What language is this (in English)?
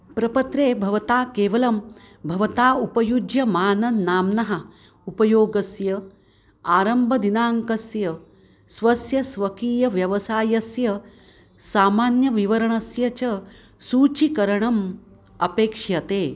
Sanskrit